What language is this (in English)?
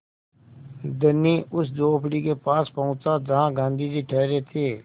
Hindi